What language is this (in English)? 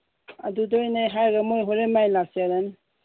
Manipuri